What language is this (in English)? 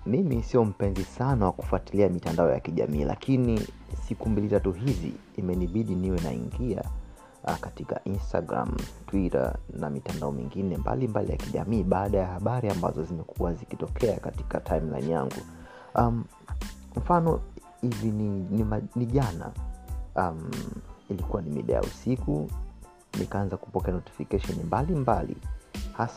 Swahili